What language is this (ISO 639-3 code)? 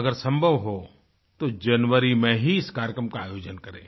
hin